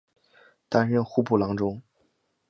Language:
Chinese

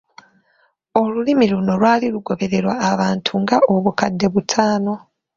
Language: Ganda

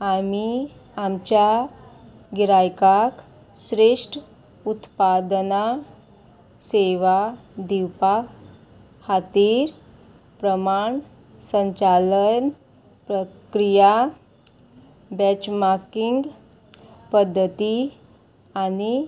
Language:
Konkani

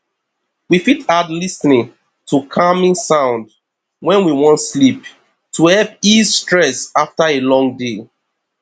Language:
Nigerian Pidgin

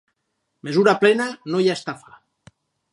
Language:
Catalan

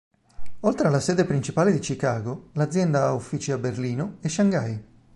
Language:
Italian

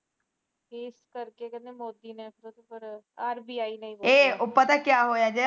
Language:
Punjabi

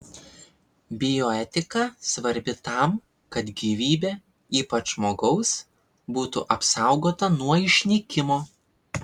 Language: Lithuanian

